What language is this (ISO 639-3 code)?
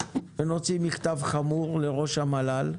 heb